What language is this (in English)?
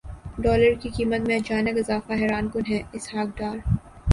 Urdu